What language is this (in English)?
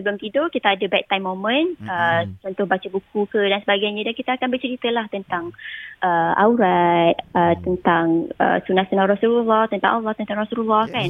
Malay